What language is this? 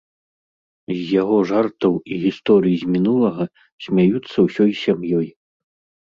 Belarusian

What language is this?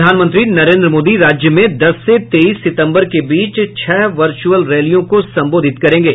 Hindi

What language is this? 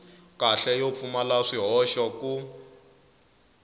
Tsonga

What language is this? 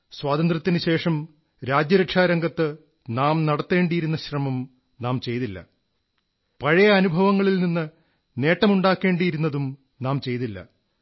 Malayalam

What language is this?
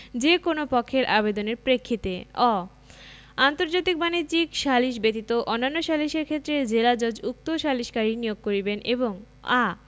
Bangla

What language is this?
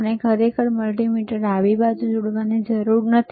Gujarati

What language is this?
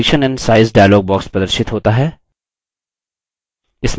Hindi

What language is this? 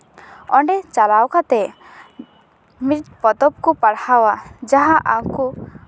Santali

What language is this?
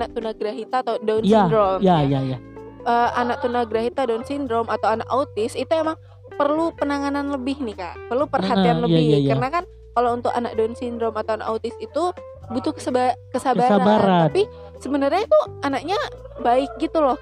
Indonesian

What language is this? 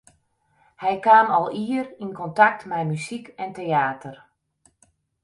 Western Frisian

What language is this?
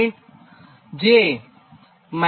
Gujarati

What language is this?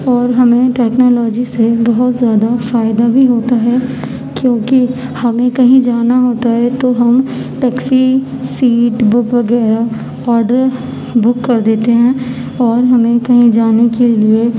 Urdu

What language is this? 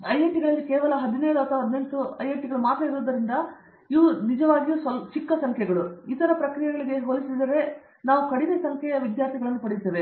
Kannada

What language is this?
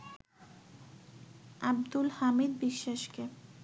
Bangla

